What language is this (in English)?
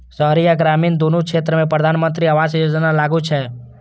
Maithili